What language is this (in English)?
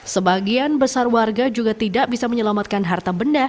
Indonesian